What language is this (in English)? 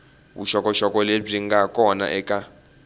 Tsonga